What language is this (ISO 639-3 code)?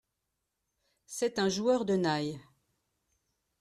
fra